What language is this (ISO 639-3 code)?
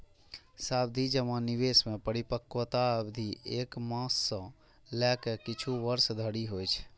mai